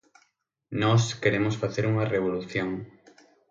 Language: Galician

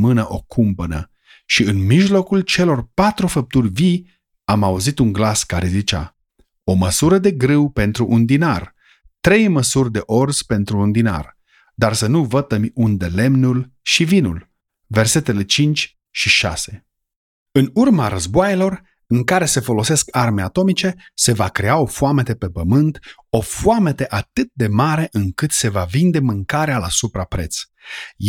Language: Romanian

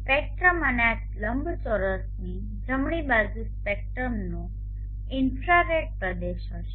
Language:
Gujarati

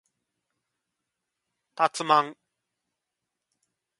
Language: Japanese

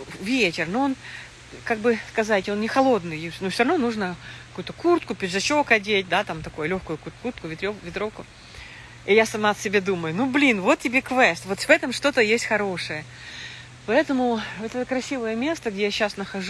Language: Russian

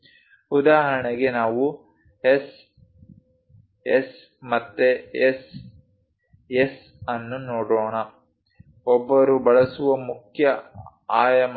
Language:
Kannada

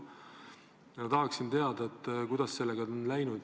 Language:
Estonian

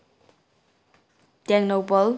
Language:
Manipuri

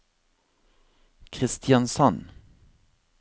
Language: Norwegian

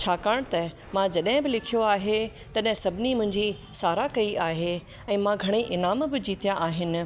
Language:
Sindhi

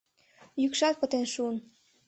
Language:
Mari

